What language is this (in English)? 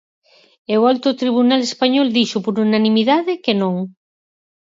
Galician